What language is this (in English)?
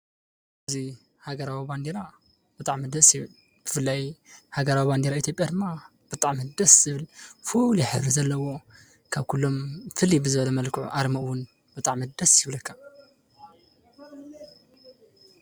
Tigrinya